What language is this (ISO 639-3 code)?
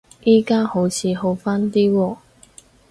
yue